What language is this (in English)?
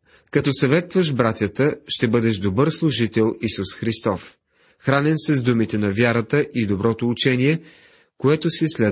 Bulgarian